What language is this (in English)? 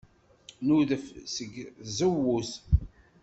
Kabyle